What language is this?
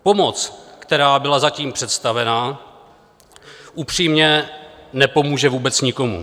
Czech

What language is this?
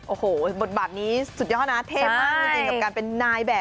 Thai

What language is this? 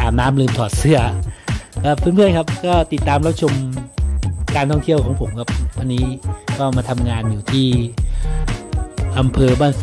Thai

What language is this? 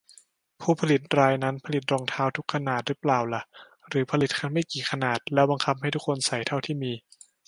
Thai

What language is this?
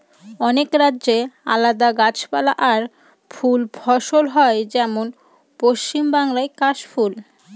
Bangla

